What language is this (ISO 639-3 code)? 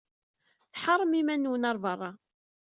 kab